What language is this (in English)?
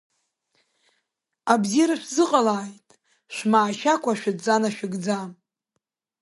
Abkhazian